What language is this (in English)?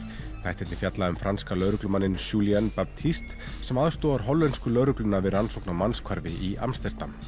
Icelandic